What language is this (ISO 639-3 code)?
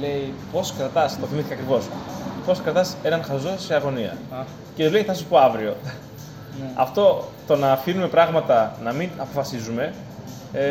ell